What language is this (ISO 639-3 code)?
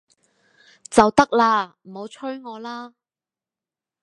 yue